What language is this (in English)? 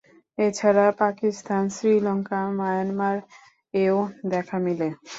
Bangla